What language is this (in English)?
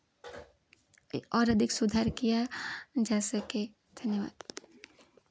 Hindi